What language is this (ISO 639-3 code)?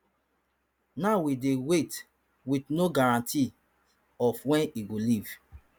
pcm